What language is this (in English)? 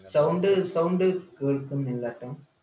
Malayalam